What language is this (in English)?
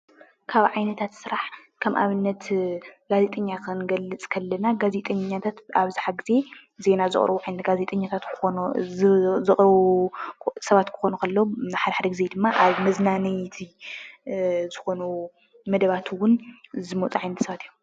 Tigrinya